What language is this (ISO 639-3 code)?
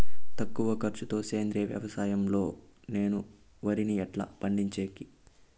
tel